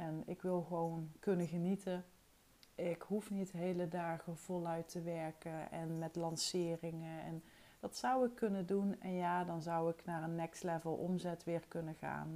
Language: Dutch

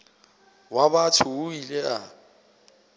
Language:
Northern Sotho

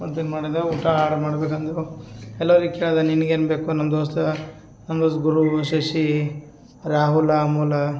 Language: Kannada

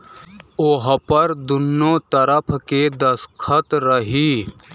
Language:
Bhojpuri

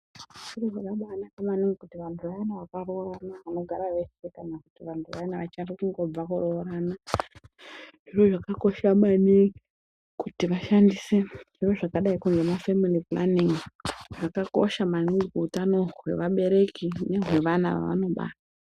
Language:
Ndau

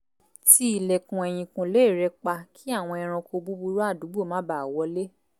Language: Yoruba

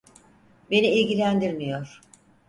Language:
Turkish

